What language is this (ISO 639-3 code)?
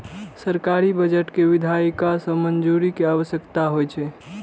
mai